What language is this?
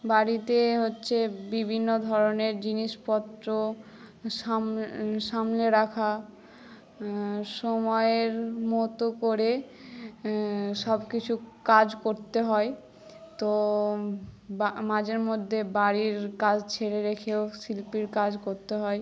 Bangla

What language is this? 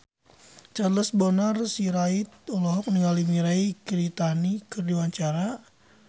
Sundanese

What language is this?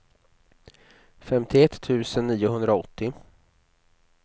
Swedish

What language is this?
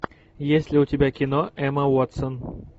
Russian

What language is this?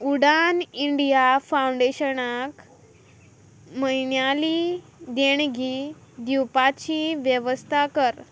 Konkani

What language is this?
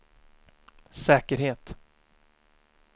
Swedish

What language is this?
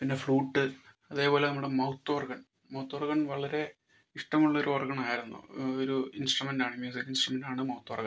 Malayalam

